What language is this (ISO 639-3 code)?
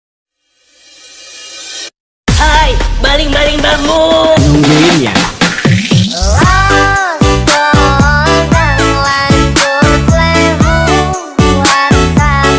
eng